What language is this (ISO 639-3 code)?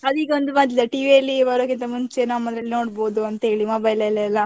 kan